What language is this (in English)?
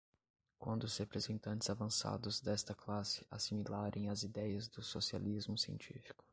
Portuguese